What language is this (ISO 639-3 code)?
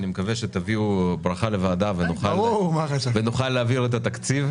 heb